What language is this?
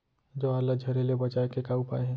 Chhattisgarhi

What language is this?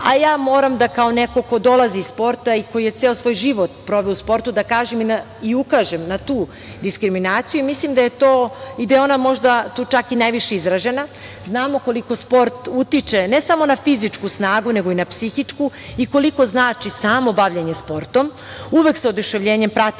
Serbian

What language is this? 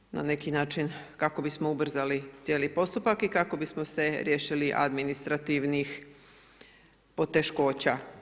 Croatian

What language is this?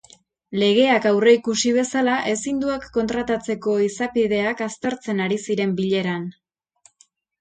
Basque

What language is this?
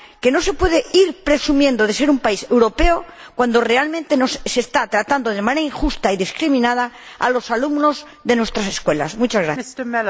Spanish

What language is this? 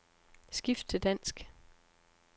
Danish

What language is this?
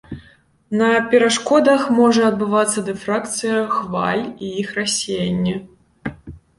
Belarusian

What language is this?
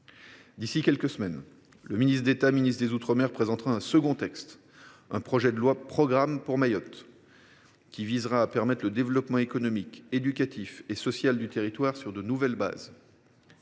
French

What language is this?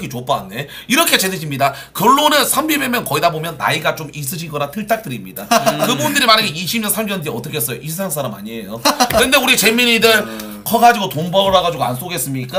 Korean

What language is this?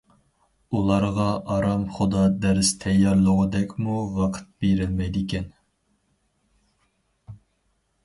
Uyghur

